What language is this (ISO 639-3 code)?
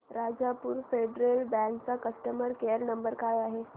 mar